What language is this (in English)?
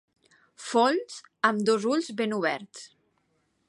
Catalan